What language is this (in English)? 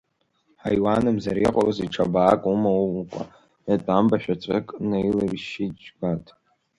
Abkhazian